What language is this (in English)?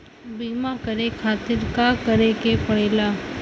Bhojpuri